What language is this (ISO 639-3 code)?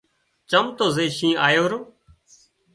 kxp